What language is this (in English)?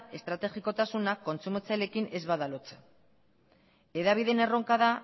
Basque